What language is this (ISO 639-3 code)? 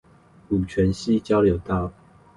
zho